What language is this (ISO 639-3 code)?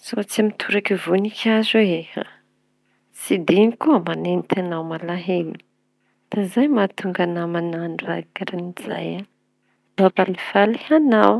txy